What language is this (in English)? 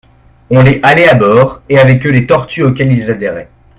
French